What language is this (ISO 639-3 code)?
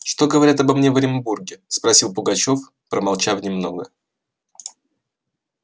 rus